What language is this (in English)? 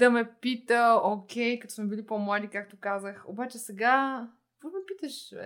Bulgarian